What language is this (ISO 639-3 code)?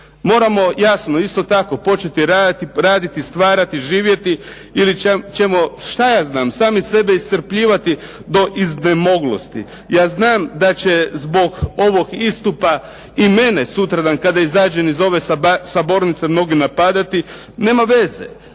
hrv